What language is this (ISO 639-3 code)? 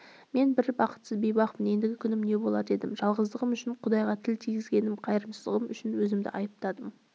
kaz